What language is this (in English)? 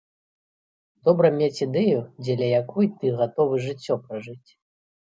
Belarusian